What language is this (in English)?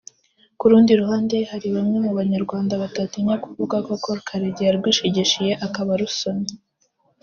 Kinyarwanda